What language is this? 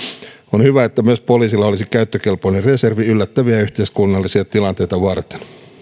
Finnish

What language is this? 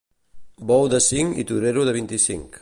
Catalan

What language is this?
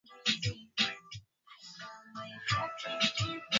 Swahili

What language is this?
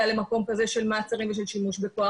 Hebrew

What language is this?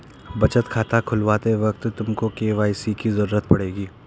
Hindi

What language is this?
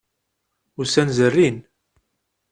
Kabyle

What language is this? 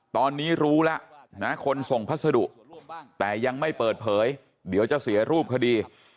Thai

